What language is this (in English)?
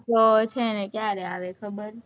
Gujarati